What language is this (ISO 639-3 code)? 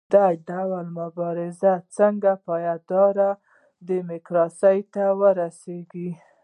pus